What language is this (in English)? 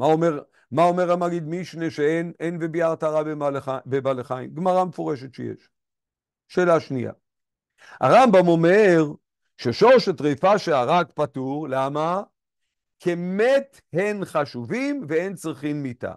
Hebrew